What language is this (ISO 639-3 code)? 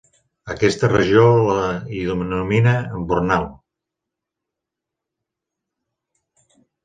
cat